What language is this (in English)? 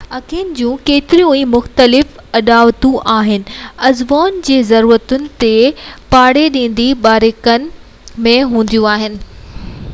Sindhi